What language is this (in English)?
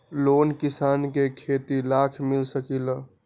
Magahi